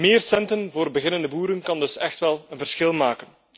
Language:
Dutch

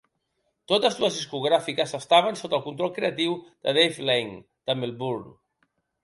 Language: Catalan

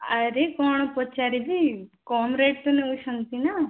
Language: Odia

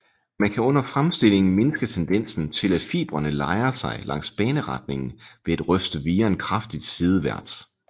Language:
Danish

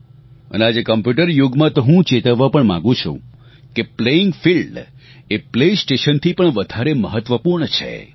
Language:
Gujarati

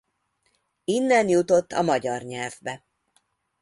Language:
Hungarian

